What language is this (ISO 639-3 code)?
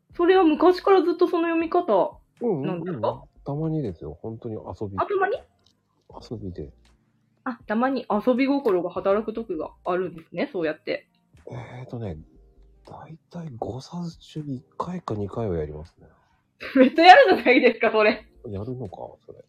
jpn